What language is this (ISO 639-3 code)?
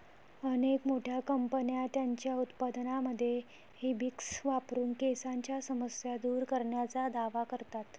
mar